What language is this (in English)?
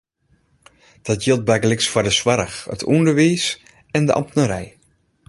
Western Frisian